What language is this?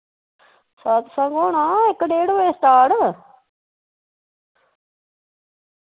Dogri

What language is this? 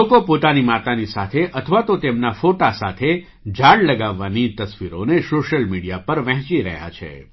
Gujarati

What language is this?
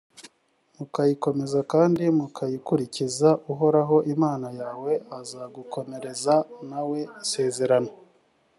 Kinyarwanda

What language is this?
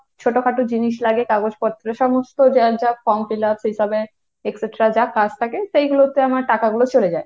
Bangla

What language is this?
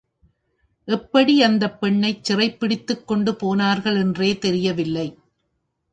Tamil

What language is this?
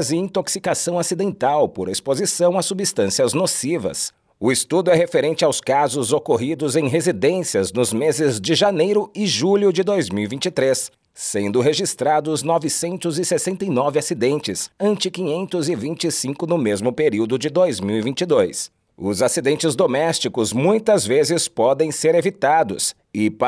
Portuguese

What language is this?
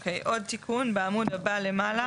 Hebrew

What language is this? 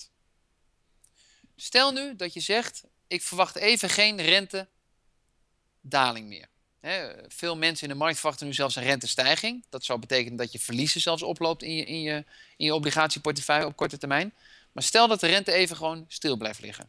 Dutch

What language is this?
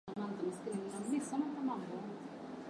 Swahili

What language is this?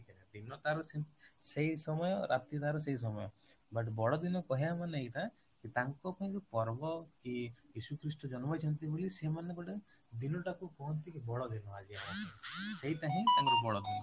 Odia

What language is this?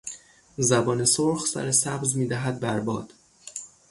Persian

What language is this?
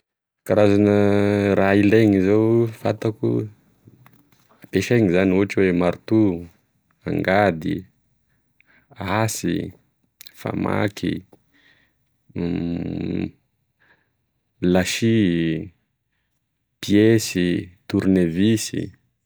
Tesaka Malagasy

